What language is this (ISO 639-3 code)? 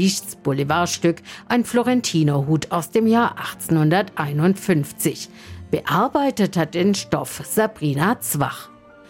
deu